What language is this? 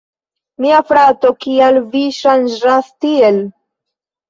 Esperanto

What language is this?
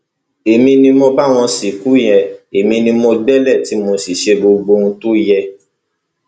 Yoruba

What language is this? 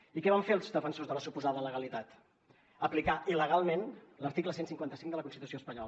Catalan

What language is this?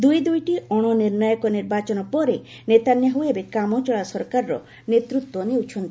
Odia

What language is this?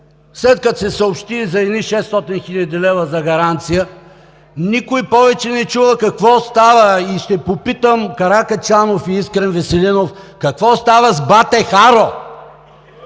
Bulgarian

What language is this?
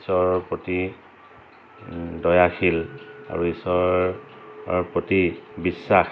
Assamese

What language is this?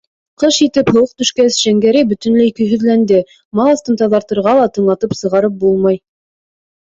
Bashkir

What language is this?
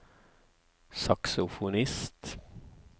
Norwegian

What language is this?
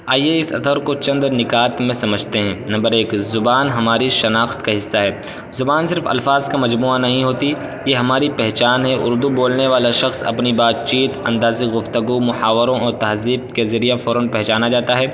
Urdu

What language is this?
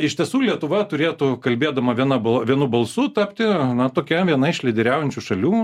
Lithuanian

